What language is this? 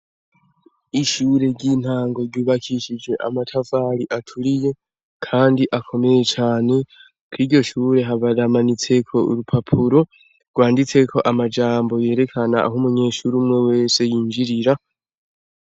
Rundi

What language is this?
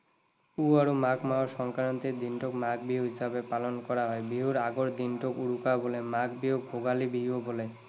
Assamese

